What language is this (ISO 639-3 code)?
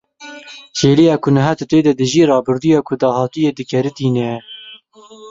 kur